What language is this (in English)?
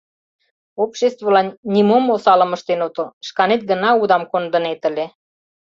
Mari